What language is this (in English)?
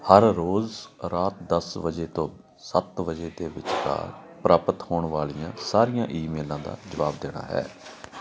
Punjabi